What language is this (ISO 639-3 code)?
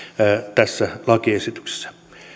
fin